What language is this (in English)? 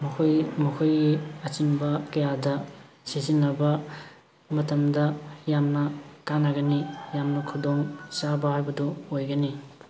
Manipuri